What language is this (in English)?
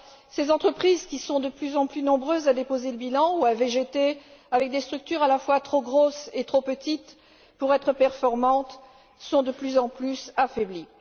French